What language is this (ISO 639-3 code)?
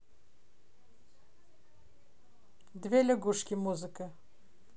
rus